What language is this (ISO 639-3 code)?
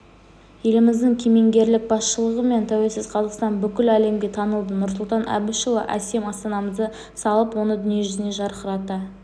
kaz